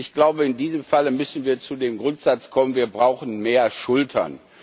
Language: German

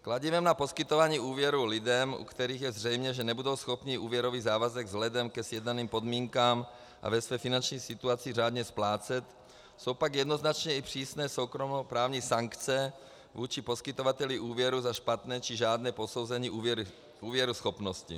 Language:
Czech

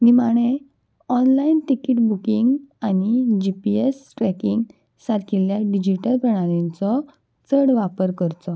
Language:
Konkani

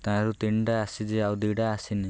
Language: Odia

